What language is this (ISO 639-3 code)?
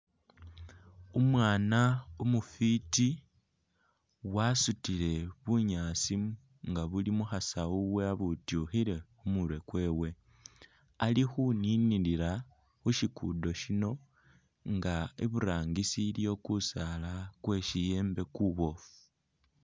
myx